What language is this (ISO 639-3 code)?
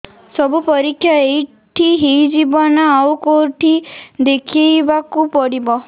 ori